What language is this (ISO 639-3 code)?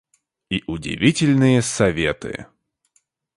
rus